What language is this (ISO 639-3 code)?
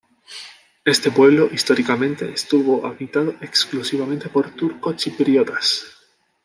spa